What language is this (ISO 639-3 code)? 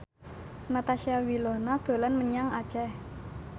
jav